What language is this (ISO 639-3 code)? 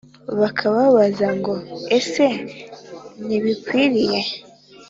kin